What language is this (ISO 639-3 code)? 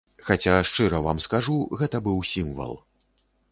bel